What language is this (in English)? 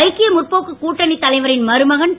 Tamil